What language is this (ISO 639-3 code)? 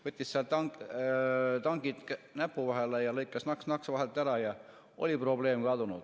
est